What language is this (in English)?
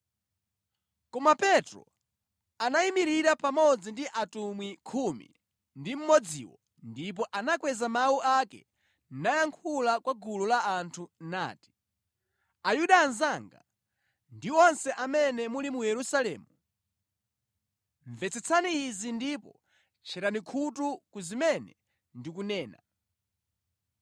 Nyanja